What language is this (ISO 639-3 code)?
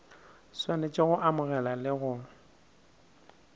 nso